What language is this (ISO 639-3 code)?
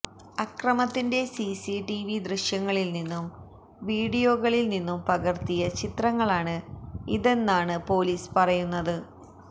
mal